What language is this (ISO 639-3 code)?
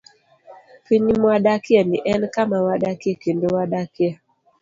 luo